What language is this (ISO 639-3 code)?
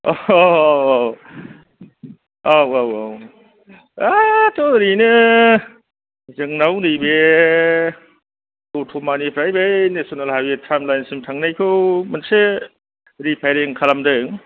brx